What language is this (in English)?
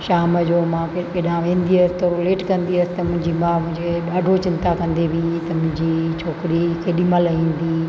Sindhi